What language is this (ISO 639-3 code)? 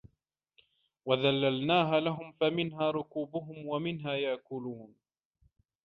ara